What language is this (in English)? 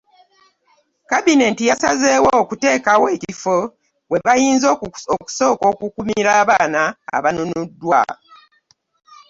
Ganda